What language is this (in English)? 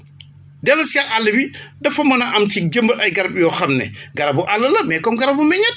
Wolof